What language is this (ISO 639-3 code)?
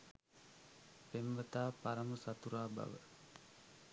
sin